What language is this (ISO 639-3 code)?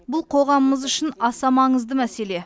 kaz